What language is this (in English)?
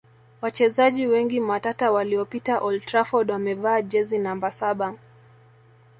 Swahili